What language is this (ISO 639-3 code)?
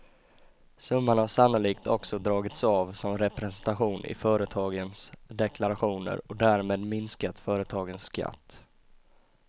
swe